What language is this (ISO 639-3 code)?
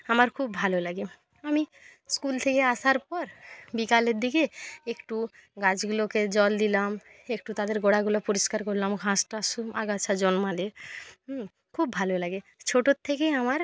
ben